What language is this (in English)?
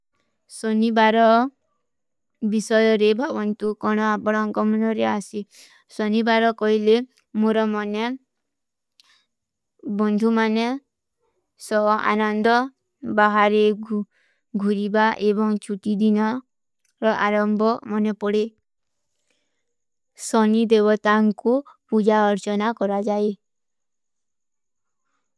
Kui (India)